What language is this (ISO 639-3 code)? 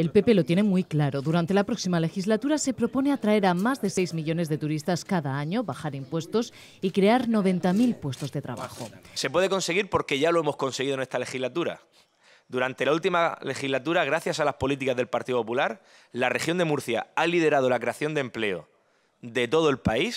spa